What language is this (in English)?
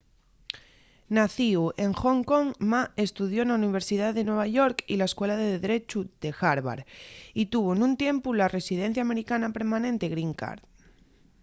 Asturian